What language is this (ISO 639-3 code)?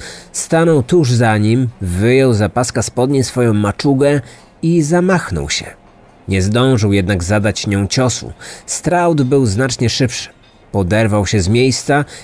pol